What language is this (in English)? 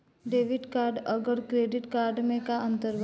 Bhojpuri